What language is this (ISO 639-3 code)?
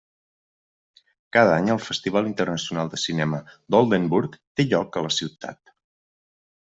cat